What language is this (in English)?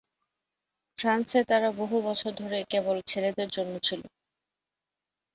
Bangla